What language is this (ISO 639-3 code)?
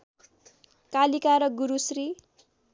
nep